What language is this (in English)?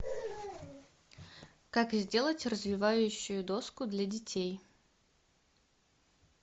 Russian